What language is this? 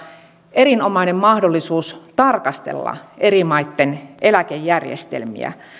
Finnish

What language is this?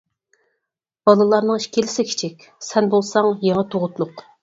Uyghur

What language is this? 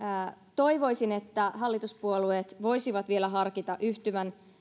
Finnish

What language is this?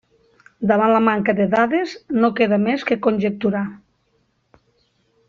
Catalan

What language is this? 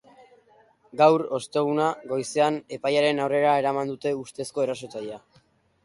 Basque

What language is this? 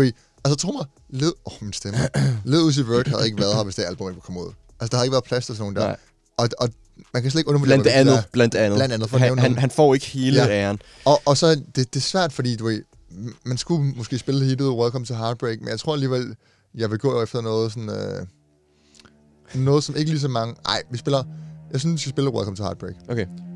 Danish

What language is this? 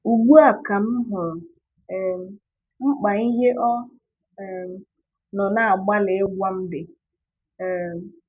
Igbo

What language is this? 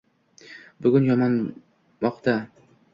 Uzbek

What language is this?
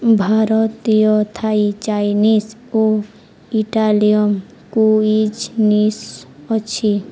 Odia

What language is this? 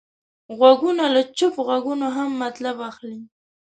Pashto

